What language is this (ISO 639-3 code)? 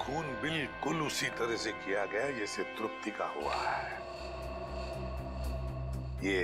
hin